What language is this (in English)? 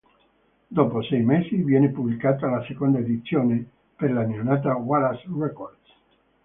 Italian